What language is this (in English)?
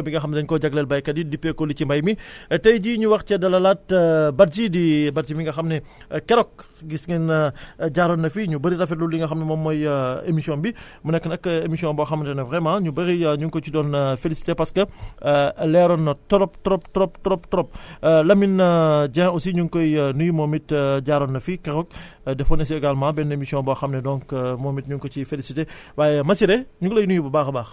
Wolof